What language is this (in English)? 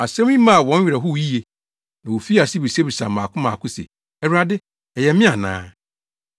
Akan